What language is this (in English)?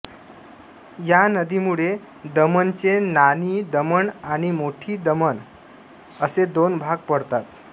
Marathi